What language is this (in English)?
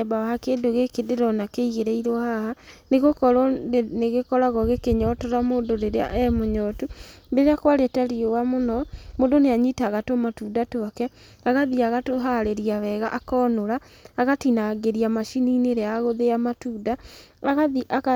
Kikuyu